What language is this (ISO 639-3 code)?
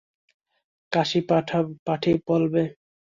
ben